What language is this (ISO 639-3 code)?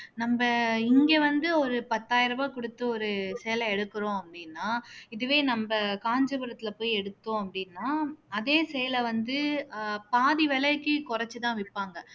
tam